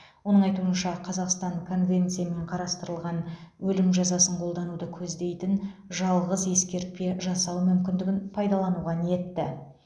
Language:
Kazakh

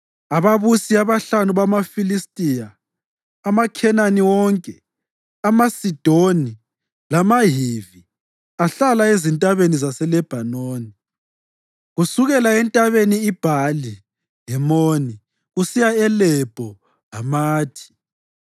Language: North Ndebele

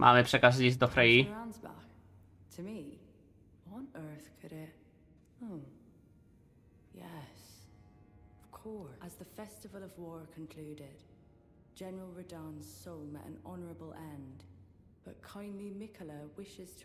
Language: Polish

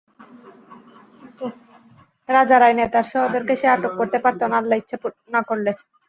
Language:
Bangla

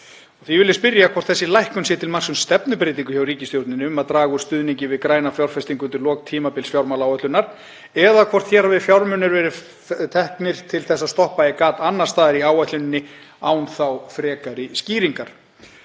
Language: Icelandic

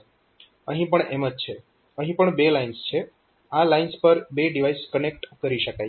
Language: Gujarati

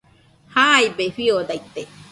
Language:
Nüpode Huitoto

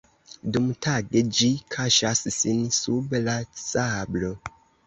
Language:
Esperanto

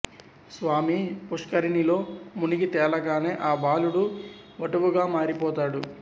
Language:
Telugu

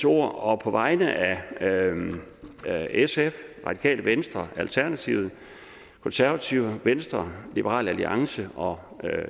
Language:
Danish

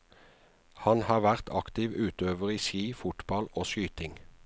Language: Norwegian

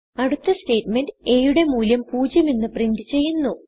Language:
Malayalam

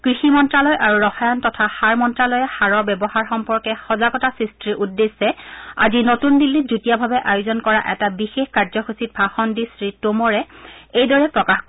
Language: Assamese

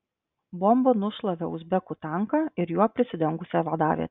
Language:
Lithuanian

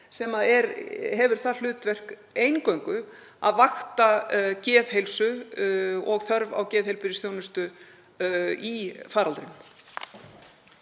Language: Icelandic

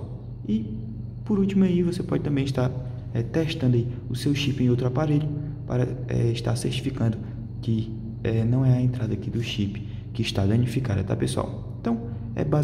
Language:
Portuguese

